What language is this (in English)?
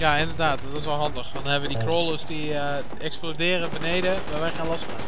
Dutch